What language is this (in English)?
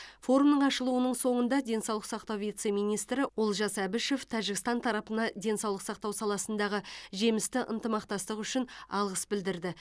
Kazakh